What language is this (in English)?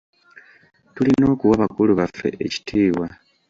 Ganda